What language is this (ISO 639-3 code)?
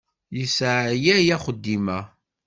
kab